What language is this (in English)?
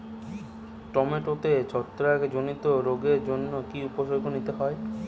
Bangla